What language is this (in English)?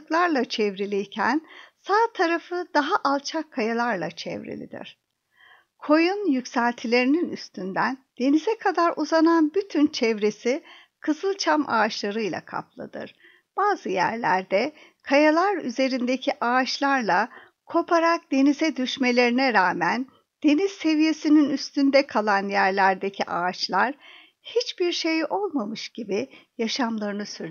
Turkish